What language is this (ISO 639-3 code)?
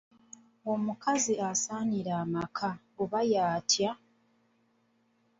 lug